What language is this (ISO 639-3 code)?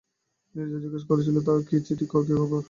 ben